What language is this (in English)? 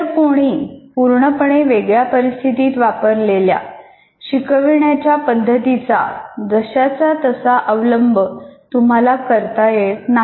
Marathi